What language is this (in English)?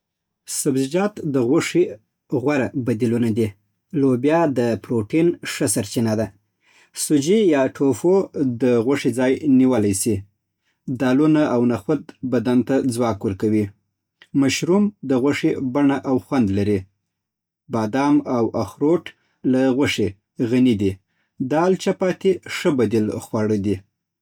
Southern Pashto